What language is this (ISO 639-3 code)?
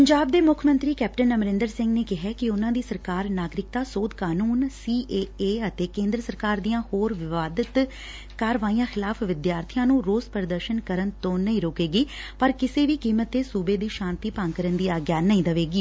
pan